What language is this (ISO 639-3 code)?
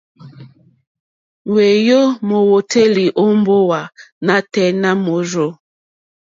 bri